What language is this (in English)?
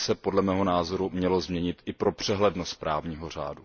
Czech